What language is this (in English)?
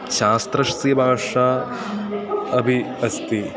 Sanskrit